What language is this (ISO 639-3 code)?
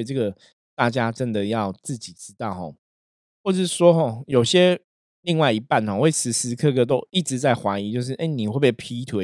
zho